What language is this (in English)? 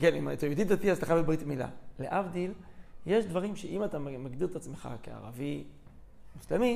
Hebrew